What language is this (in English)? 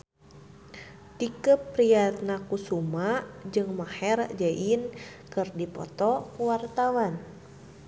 Sundanese